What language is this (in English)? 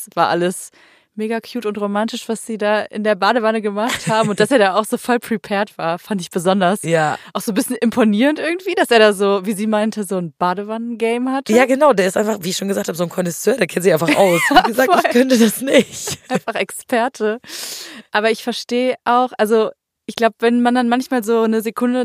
German